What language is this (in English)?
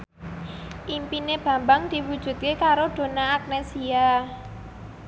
Javanese